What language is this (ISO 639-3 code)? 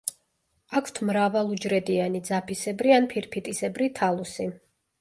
kat